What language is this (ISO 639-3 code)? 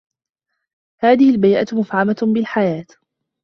ara